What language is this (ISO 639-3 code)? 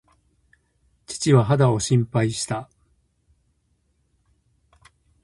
jpn